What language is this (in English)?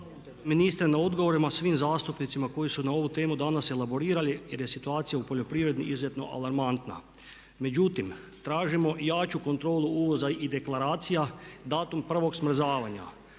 Croatian